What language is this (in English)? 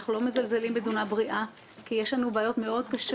Hebrew